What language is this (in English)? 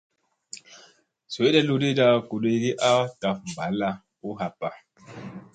Musey